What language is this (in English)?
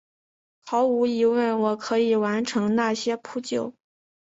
Chinese